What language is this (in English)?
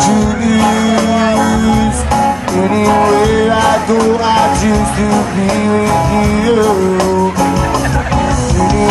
English